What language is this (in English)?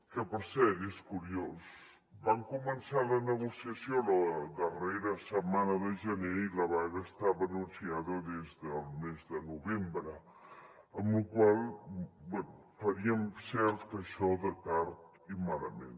Catalan